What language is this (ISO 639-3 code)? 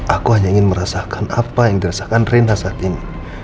ind